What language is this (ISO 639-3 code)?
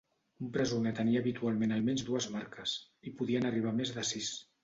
cat